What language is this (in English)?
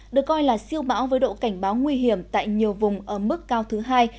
Vietnamese